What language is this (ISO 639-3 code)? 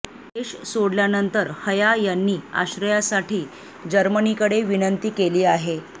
mar